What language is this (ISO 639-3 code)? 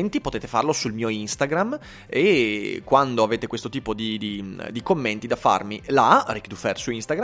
ita